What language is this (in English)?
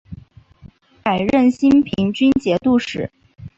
Chinese